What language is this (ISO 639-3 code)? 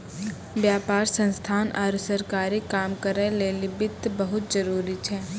mai